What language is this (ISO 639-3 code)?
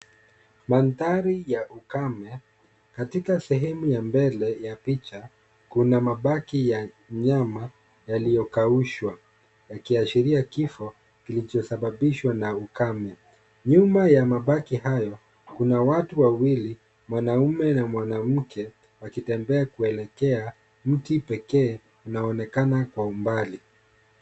swa